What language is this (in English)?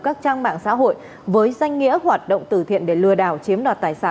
Vietnamese